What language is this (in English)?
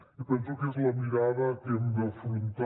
Catalan